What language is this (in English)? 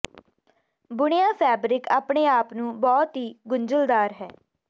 Punjabi